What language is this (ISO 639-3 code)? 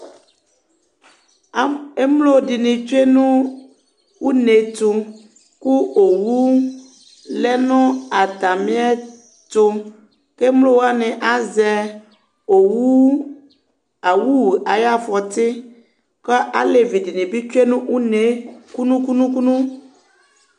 kpo